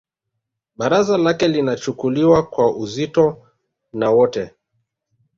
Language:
Swahili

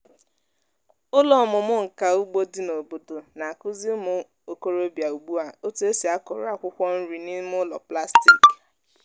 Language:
Igbo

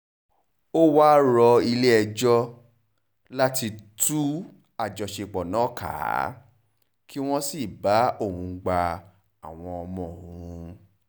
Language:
Yoruba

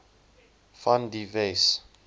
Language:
Afrikaans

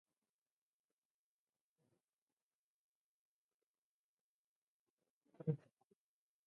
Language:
Arabic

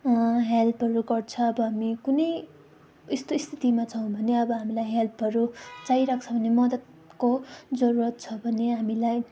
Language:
Nepali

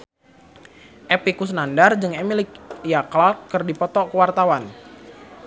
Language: Sundanese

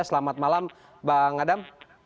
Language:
Indonesian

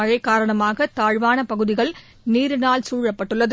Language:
Tamil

